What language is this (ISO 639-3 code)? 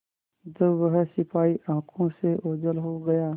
hin